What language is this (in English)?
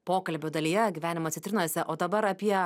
Lithuanian